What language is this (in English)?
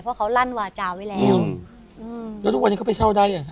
Thai